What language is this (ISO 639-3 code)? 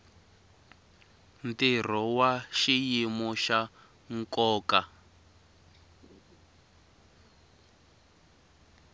tso